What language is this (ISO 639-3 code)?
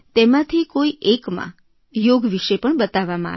guj